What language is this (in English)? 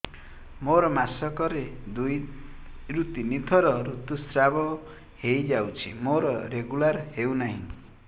Odia